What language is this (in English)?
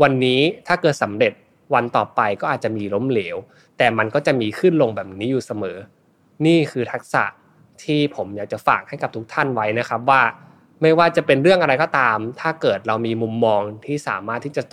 Thai